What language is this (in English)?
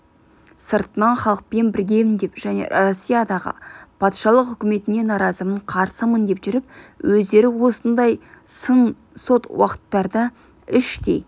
Kazakh